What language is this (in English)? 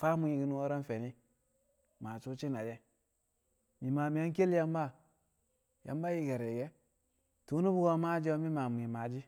Kamo